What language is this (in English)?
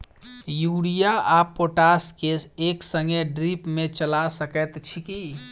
Maithili